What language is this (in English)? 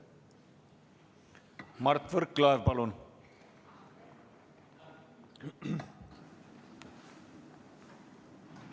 Estonian